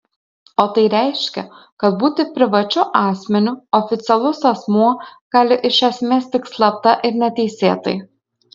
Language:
Lithuanian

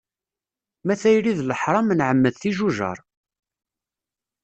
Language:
Kabyle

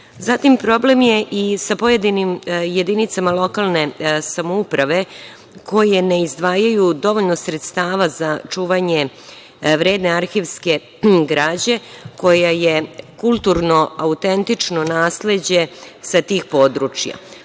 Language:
Serbian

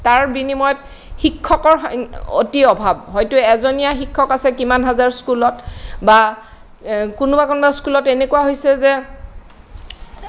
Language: Assamese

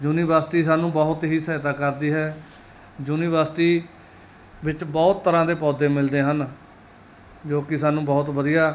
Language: Punjabi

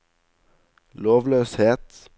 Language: Norwegian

